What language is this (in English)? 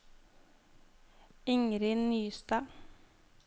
Norwegian